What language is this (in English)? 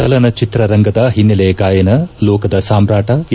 Kannada